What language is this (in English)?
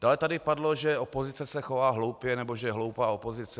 Czech